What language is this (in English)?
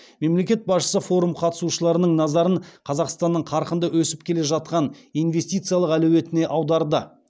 Kazakh